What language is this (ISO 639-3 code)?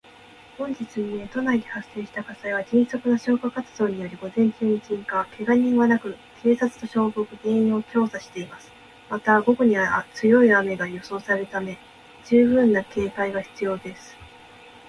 jpn